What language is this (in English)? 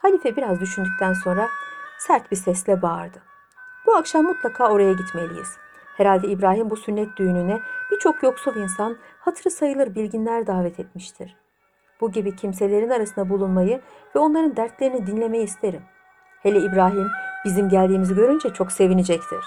Turkish